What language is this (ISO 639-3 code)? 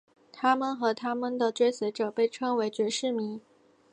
zho